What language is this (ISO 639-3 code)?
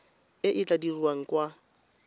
tsn